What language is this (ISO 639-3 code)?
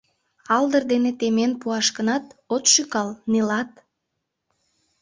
chm